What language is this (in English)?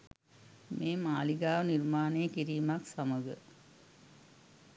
Sinhala